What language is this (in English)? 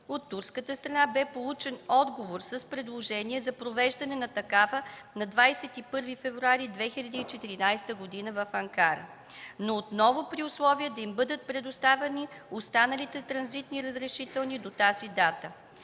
Bulgarian